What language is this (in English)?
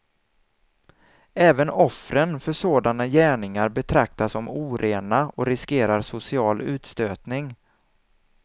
Swedish